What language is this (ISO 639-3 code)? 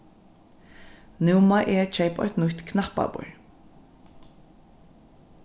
fao